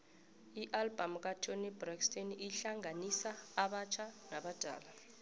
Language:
South Ndebele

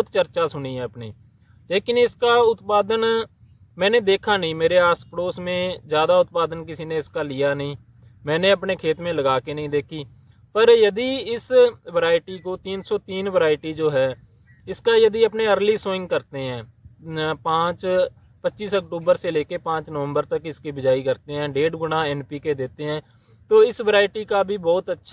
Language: Hindi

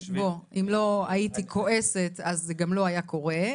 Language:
Hebrew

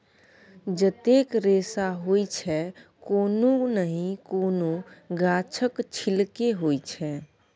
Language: Maithili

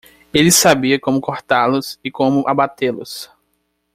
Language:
Portuguese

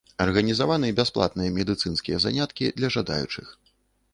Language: Belarusian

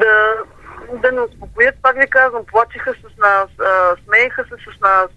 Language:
Bulgarian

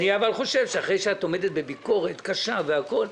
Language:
Hebrew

